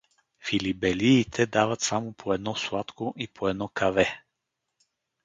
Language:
Bulgarian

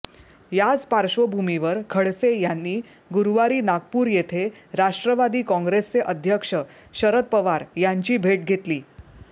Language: Marathi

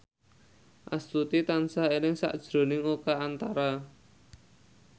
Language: Javanese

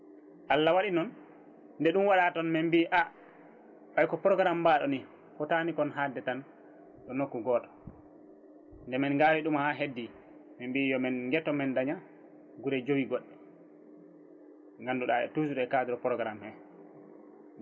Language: Fula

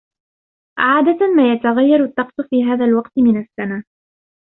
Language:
Arabic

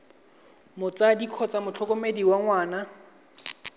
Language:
Tswana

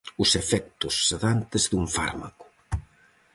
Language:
Galician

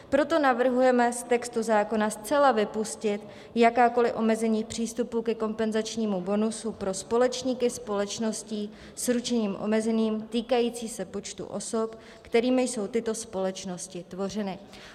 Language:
Czech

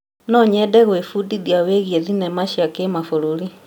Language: Kikuyu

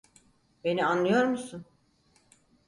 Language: Turkish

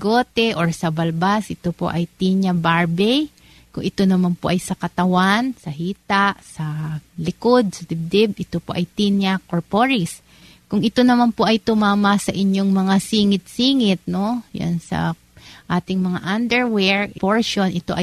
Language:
Filipino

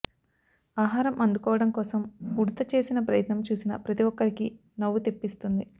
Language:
Telugu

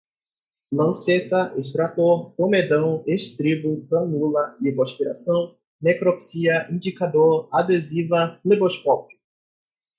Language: Portuguese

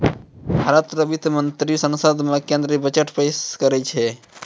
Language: Maithili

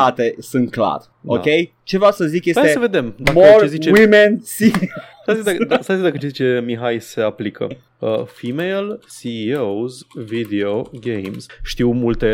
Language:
Romanian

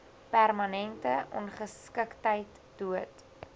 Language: Afrikaans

